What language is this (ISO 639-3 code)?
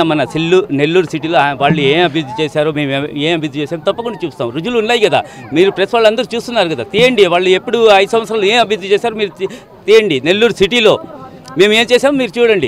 tel